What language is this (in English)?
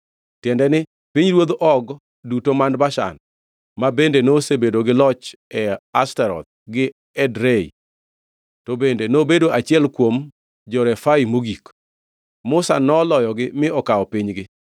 Luo (Kenya and Tanzania)